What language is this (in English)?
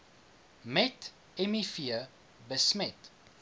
Afrikaans